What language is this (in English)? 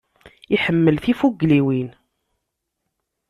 Kabyle